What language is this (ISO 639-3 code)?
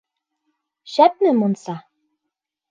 bak